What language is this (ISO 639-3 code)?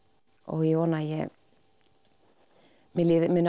isl